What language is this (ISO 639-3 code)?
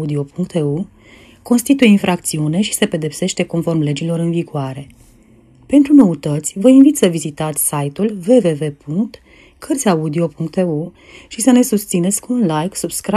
ron